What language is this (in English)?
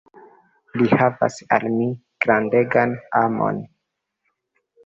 Esperanto